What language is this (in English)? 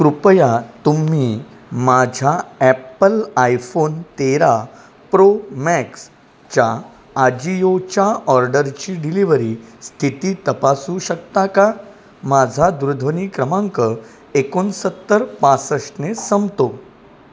Marathi